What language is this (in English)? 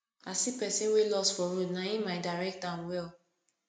Nigerian Pidgin